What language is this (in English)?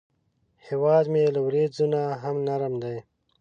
Pashto